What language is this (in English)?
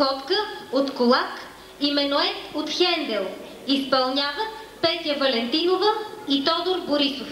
Bulgarian